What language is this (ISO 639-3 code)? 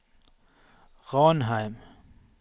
nor